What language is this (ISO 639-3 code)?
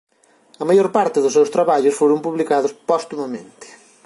glg